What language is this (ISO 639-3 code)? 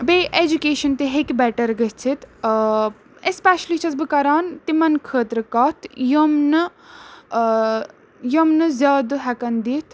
kas